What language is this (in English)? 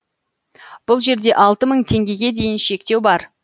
Kazakh